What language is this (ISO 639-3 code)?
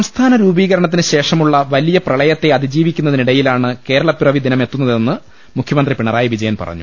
mal